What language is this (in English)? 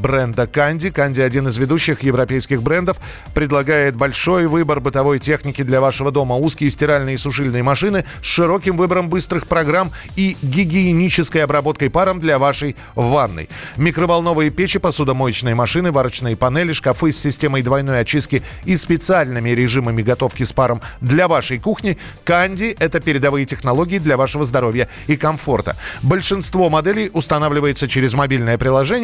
Russian